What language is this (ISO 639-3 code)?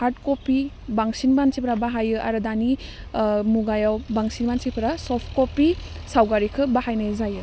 brx